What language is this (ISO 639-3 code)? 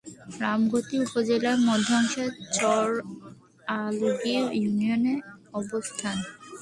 ben